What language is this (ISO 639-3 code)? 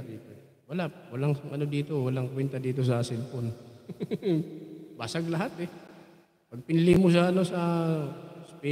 fil